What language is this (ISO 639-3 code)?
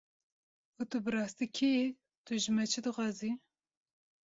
kur